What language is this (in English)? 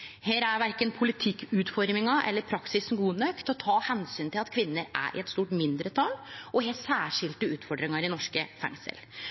Norwegian Nynorsk